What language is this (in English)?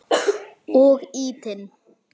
Icelandic